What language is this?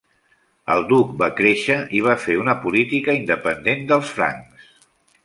Catalan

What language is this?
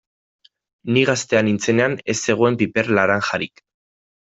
Basque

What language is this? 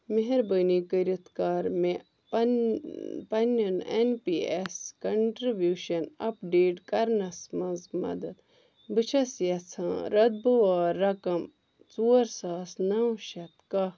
Kashmiri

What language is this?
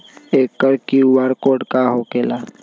Magahi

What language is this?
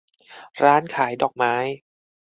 Thai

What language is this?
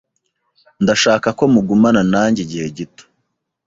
Kinyarwanda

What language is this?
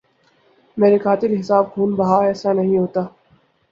Urdu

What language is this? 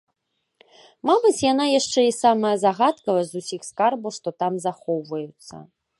Belarusian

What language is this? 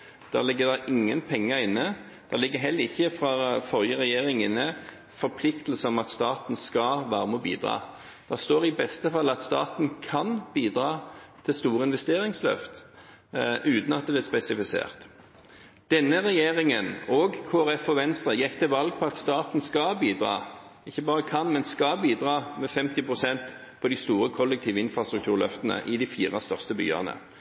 Norwegian Bokmål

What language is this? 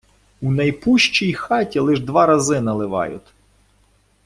Ukrainian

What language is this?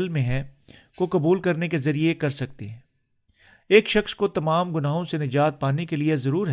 Urdu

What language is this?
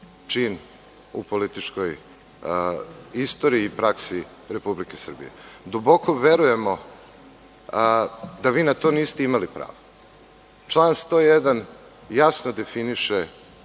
Serbian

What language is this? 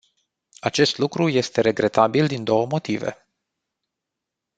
Romanian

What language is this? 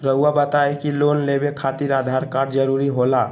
Magahi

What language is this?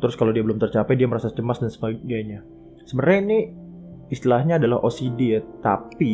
Indonesian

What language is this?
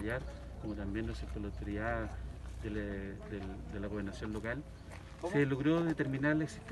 Spanish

